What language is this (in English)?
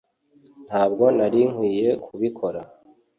Kinyarwanda